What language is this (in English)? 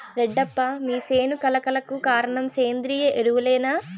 Telugu